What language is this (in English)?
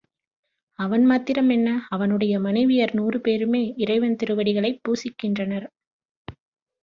Tamil